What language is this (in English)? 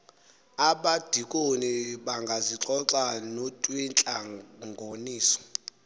Xhosa